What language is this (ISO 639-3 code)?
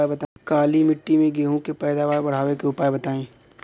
bho